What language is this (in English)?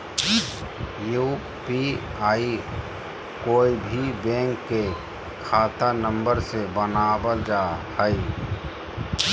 Magahi